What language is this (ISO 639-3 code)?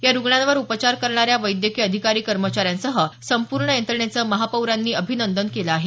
mar